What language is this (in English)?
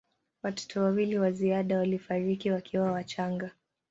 Swahili